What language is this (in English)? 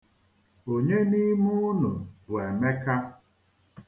Igbo